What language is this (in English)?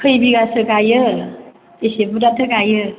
Bodo